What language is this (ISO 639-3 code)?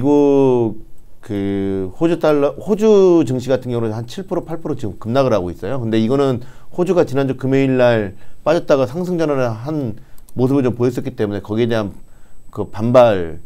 kor